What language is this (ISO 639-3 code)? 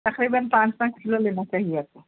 urd